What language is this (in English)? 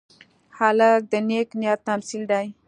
Pashto